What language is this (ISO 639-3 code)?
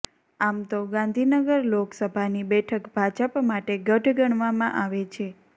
guj